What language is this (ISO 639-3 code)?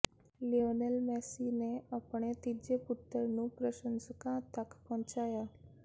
pan